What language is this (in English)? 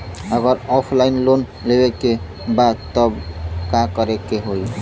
Bhojpuri